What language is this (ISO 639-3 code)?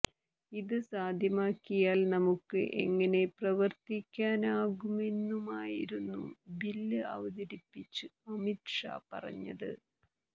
mal